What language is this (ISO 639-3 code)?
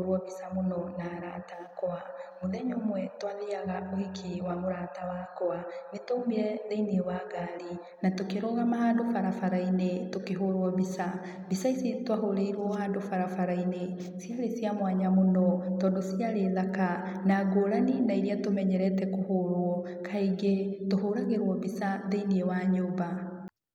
kik